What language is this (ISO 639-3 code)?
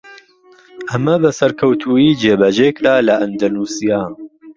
ckb